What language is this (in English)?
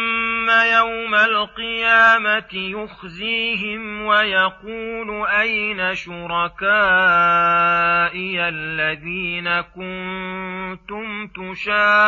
Arabic